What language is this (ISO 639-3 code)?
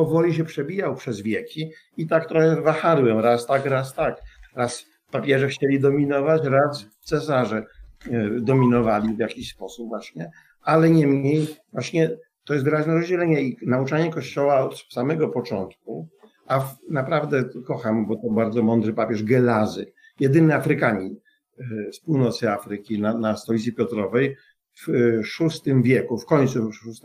pol